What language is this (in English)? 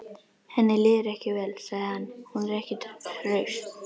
Icelandic